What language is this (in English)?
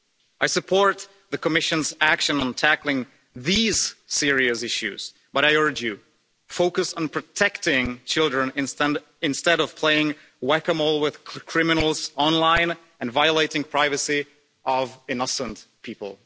English